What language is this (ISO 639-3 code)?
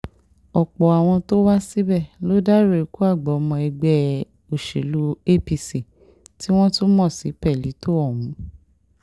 yor